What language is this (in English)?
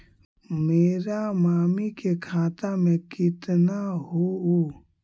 Magahi